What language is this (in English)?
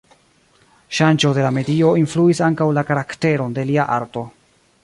Esperanto